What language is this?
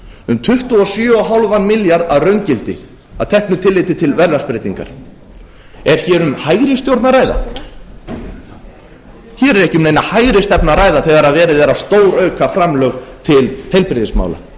Icelandic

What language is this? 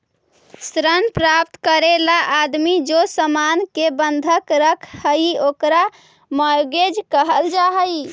Magahi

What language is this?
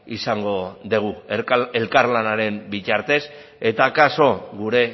Basque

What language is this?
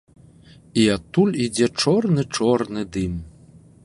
Belarusian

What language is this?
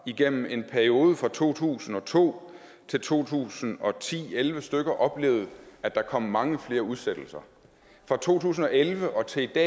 Danish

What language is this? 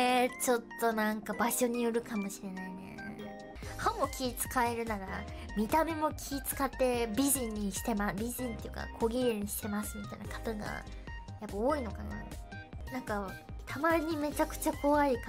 Japanese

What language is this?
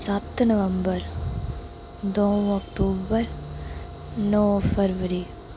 Dogri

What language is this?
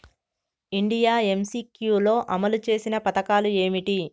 Telugu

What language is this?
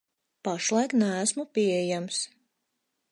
Latvian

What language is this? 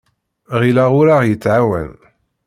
Kabyle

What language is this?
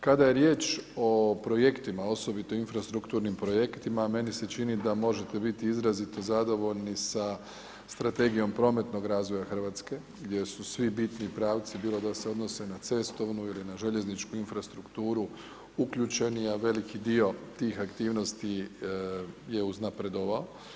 Croatian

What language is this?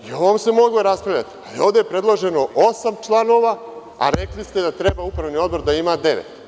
Serbian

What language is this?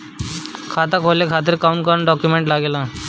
Bhojpuri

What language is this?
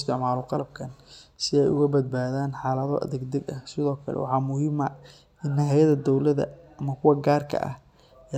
Somali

